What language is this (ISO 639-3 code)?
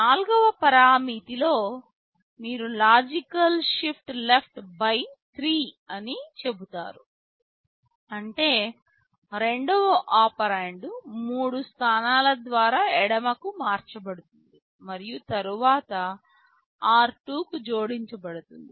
tel